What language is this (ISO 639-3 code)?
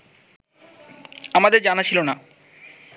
ben